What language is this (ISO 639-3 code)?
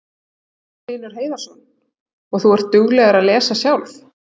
isl